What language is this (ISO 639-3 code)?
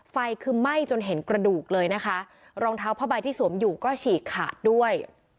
tha